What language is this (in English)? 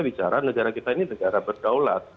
Indonesian